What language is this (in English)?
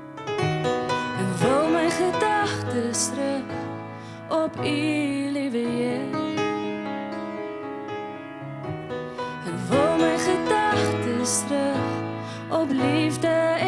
Dutch